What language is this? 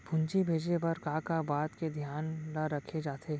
Chhattisgarhi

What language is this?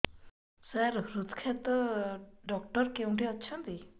Odia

